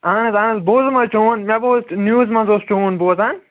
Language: Kashmiri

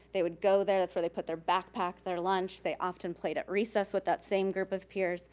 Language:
English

